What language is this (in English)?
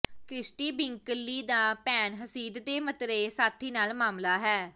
Punjabi